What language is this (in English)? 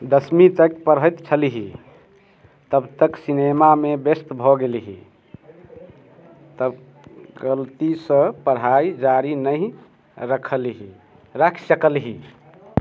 Maithili